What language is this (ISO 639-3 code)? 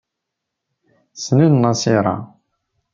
kab